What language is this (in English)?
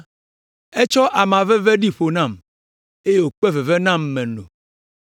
Ewe